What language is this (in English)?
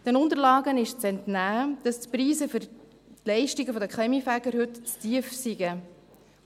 Swiss German